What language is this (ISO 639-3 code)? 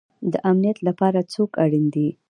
pus